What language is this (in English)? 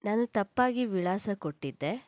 Kannada